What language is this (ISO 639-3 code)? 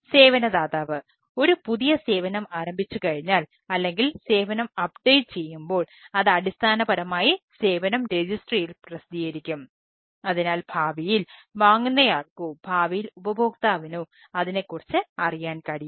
mal